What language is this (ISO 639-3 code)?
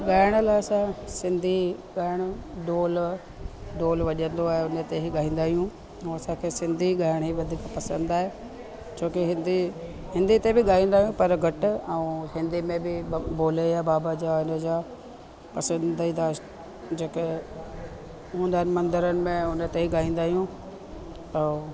snd